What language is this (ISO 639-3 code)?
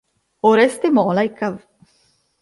ita